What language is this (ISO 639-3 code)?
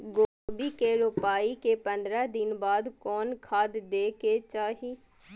mai